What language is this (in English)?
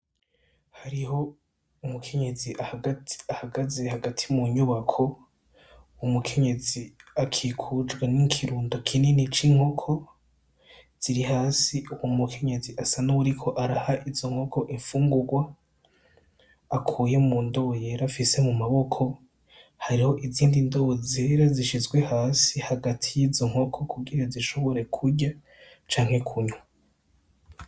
Rundi